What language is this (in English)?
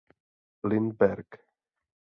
Czech